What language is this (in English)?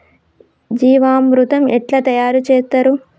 Telugu